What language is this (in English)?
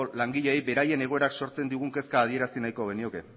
Basque